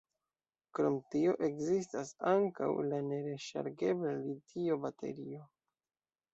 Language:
Esperanto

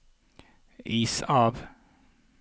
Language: Norwegian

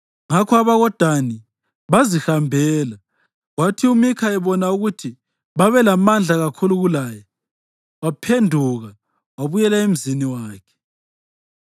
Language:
North Ndebele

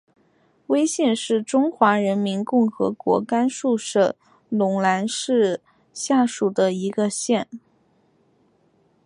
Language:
Chinese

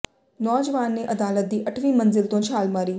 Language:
Punjabi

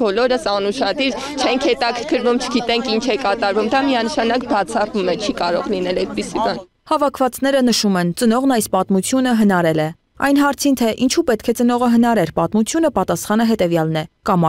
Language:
Romanian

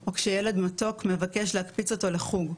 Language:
Hebrew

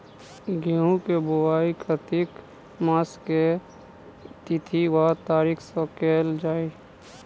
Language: Maithili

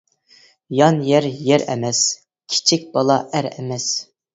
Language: Uyghur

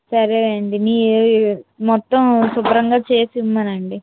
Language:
Telugu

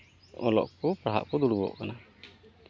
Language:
Santali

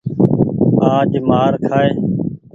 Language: Goaria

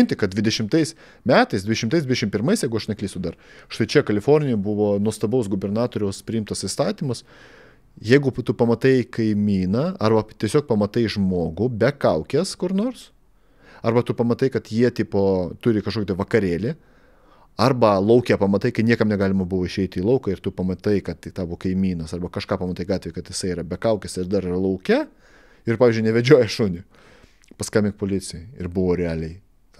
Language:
Lithuanian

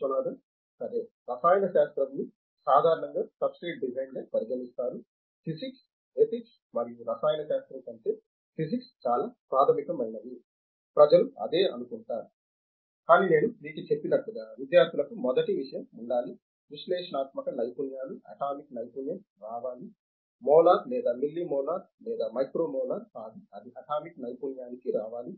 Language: Telugu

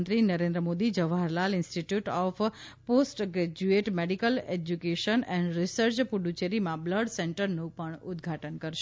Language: Gujarati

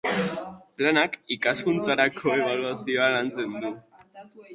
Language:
Basque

